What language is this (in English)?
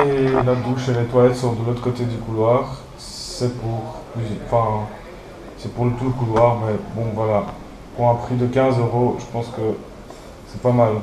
French